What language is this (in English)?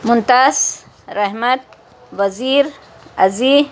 Urdu